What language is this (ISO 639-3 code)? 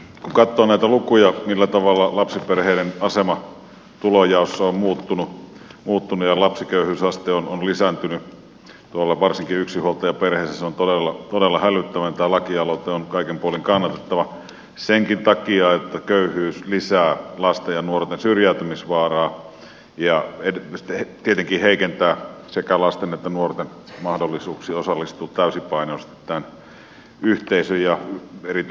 fin